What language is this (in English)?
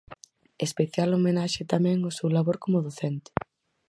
Galician